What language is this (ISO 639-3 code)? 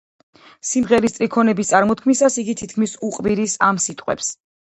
kat